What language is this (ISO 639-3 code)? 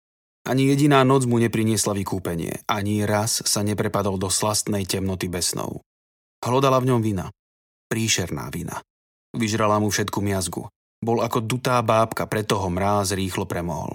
slk